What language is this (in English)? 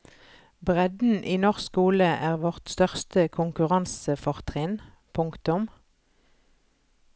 Norwegian